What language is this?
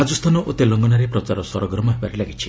Odia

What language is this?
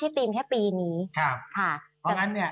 Thai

